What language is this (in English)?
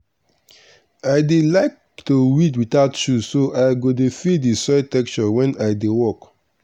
Nigerian Pidgin